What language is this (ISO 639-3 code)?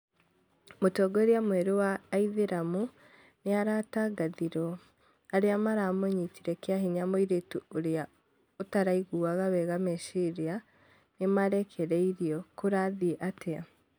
kik